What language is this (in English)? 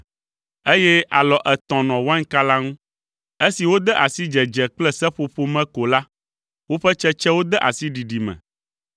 Ewe